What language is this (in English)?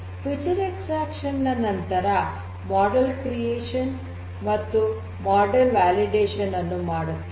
Kannada